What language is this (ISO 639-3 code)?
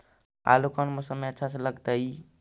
mag